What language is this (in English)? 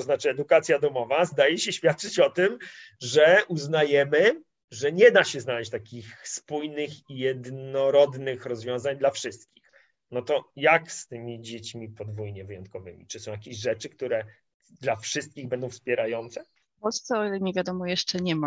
Polish